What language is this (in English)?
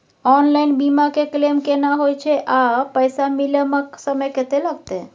Maithili